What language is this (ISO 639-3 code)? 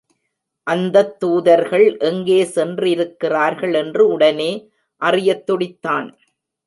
tam